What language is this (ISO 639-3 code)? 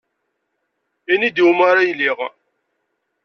kab